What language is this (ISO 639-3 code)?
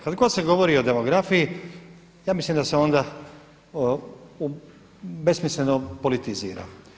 hrv